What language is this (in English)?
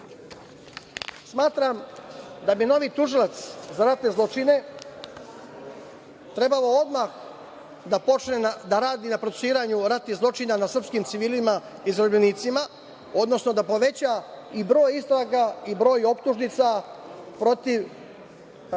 Serbian